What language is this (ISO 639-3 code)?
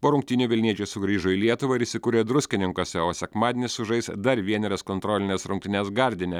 lit